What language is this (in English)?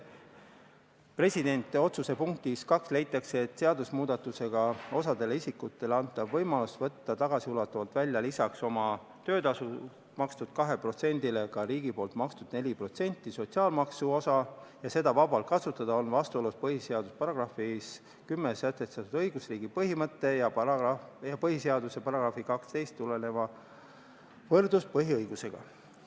Estonian